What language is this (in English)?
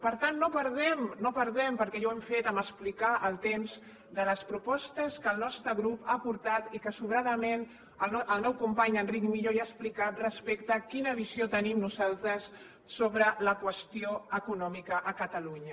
Catalan